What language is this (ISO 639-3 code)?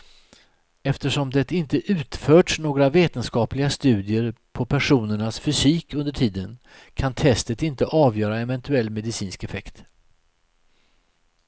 swe